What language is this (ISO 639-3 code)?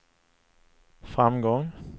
swe